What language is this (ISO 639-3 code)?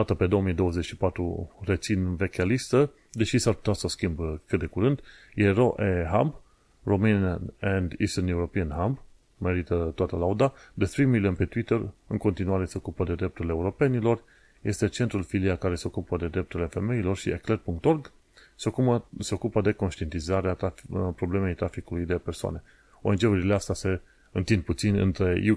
ron